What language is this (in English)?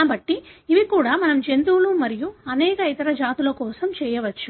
Telugu